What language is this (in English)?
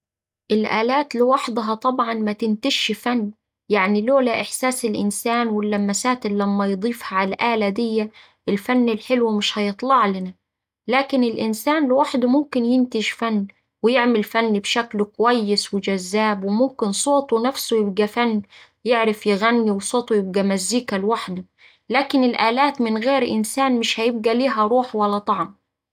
Saidi Arabic